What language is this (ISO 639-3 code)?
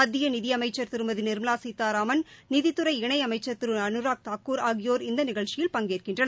tam